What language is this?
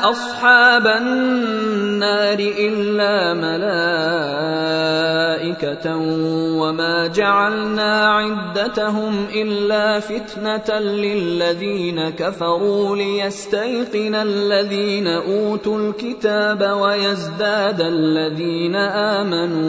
Arabic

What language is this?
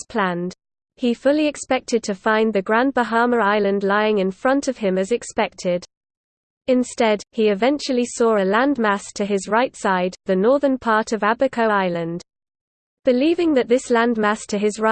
English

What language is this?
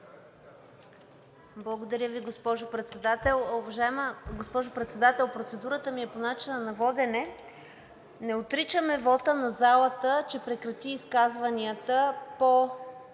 Bulgarian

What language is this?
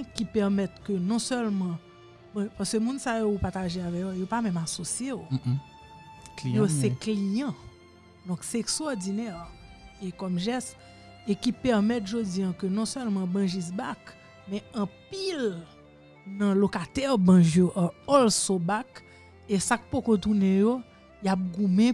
French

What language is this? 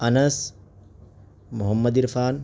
Urdu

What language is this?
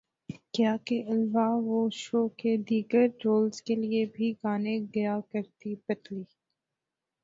Urdu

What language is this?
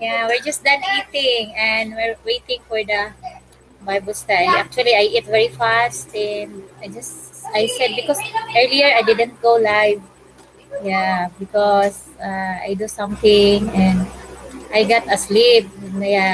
English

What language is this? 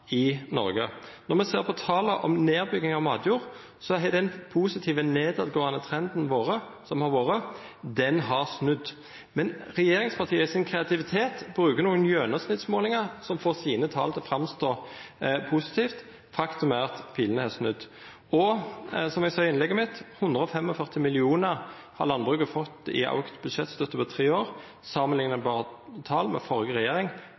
Norwegian Nynorsk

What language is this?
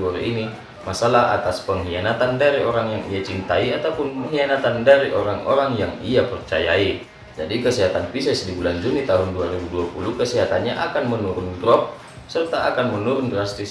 Indonesian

